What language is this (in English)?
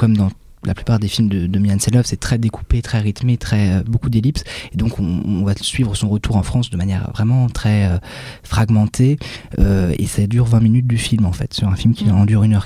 French